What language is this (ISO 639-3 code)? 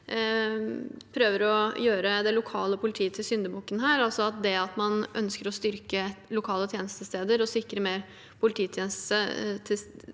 nor